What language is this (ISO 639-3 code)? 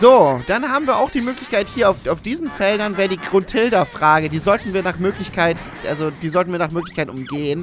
deu